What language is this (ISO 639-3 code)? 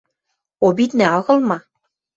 mrj